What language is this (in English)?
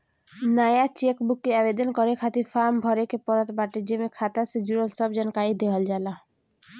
Bhojpuri